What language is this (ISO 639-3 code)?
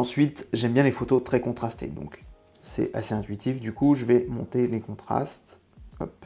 fra